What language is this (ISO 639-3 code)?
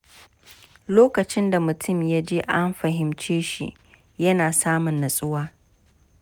hau